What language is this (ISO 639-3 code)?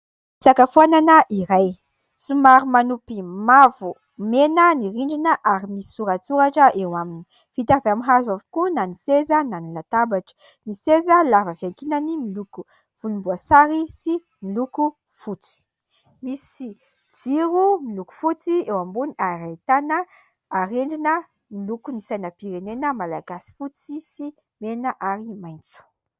mlg